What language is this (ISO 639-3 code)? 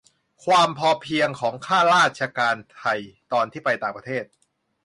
tha